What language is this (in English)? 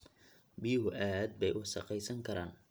Somali